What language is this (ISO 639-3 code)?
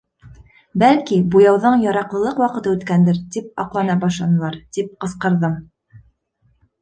bak